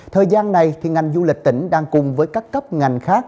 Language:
Vietnamese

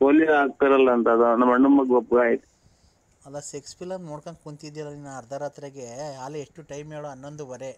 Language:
Kannada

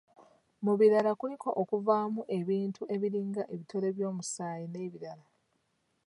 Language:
Ganda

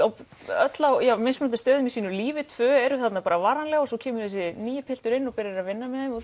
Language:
Icelandic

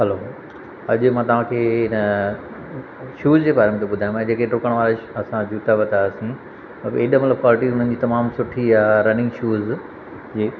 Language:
Sindhi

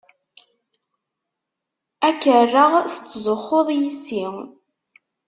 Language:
Kabyle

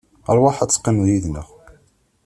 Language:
Kabyle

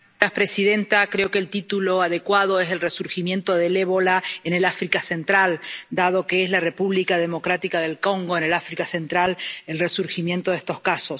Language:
Spanish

